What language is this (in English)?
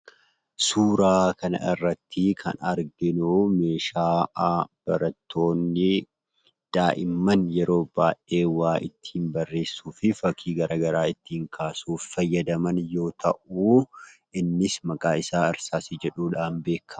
Oromo